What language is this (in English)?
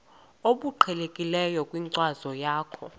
Xhosa